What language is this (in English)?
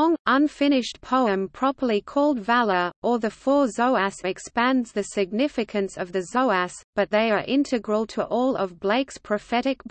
English